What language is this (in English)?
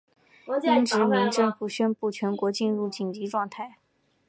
Chinese